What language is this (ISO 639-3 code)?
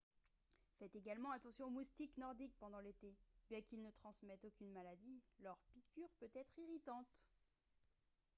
fra